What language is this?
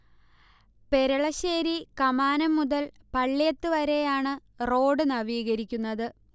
Malayalam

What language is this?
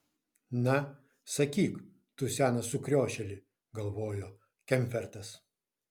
Lithuanian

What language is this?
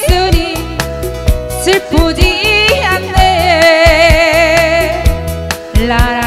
Romanian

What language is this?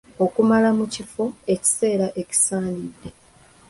Ganda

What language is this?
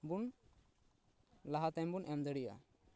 Santali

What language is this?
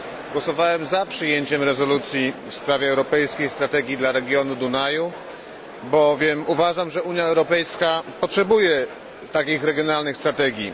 Polish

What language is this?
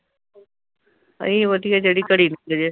Punjabi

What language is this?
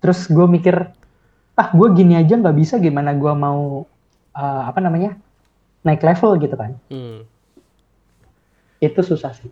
Indonesian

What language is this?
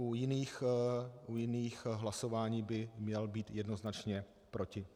Czech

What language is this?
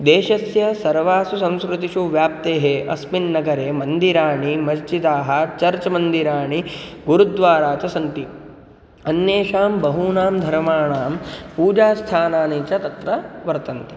Sanskrit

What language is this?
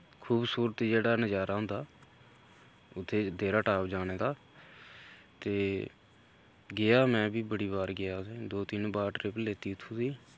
Dogri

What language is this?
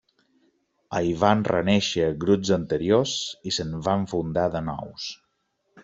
Catalan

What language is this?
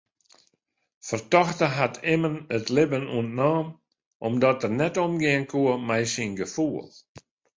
Western Frisian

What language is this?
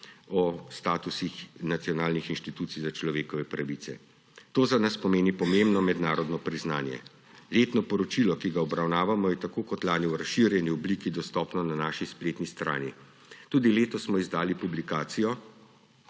Slovenian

